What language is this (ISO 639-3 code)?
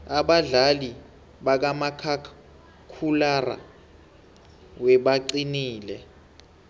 nbl